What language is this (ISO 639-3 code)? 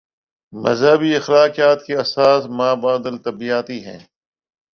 urd